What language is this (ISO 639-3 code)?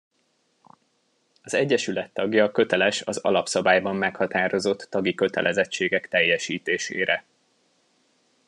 hun